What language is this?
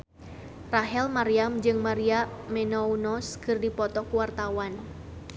Sundanese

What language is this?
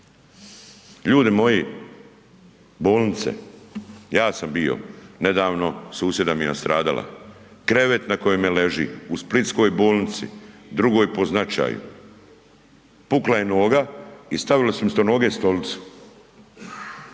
Croatian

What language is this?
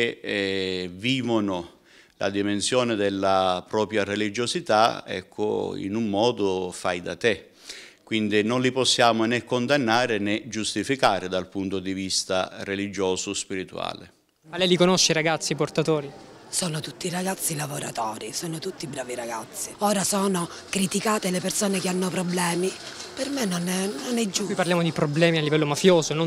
Italian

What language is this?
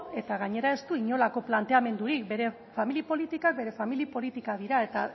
Basque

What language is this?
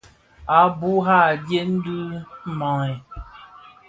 Bafia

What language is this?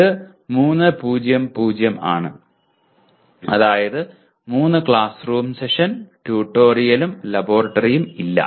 Malayalam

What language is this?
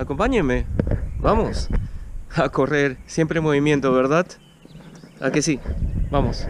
Spanish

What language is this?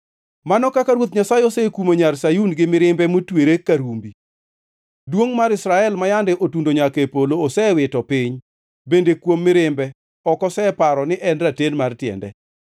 Luo (Kenya and Tanzania)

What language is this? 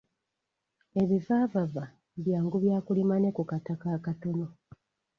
Ganda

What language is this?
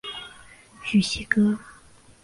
Chinese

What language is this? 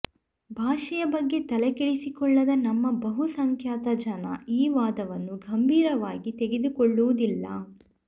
Kannada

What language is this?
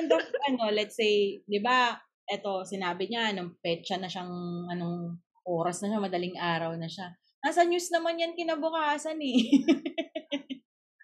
Filipino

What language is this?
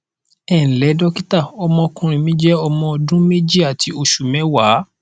Yoruba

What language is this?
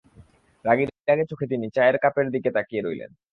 Bangla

